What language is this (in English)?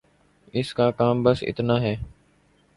Urdu